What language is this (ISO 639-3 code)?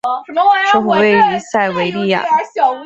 zho